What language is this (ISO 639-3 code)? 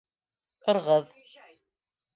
bak